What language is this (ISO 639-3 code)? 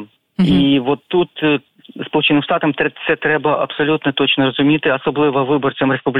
ukr